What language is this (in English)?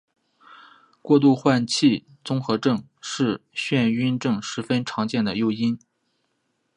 Chinese